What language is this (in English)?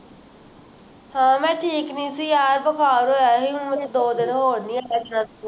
Punjabi